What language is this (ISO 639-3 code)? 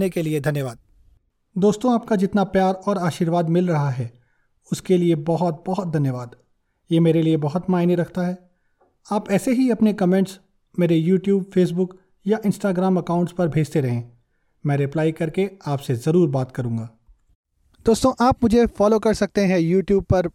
hin